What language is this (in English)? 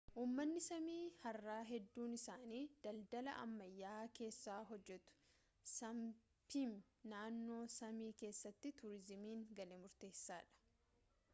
Oromo